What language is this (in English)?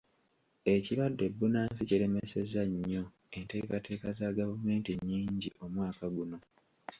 Ganda